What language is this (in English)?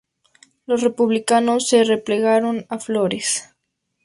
Spanish